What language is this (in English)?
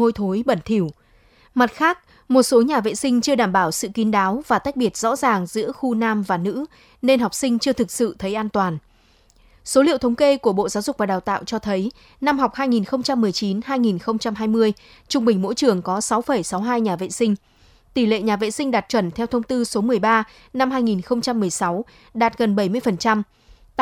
Vietnamese